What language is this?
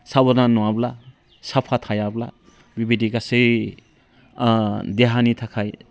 Bodo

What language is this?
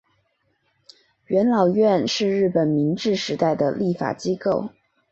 Chinese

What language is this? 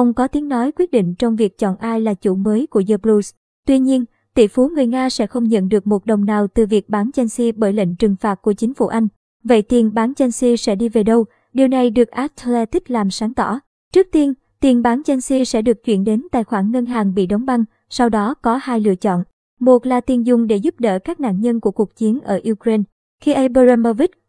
Vietnamese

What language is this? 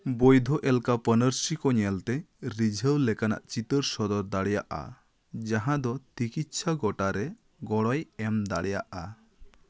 Santali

